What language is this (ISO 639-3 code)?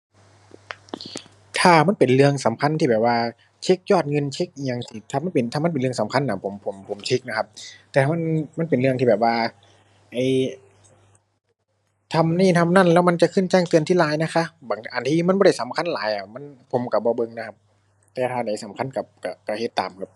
tha